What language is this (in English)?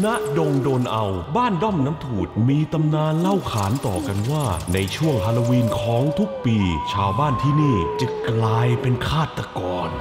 Thai